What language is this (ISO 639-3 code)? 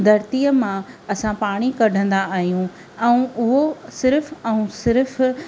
snd